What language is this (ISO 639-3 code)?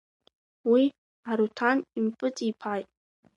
abk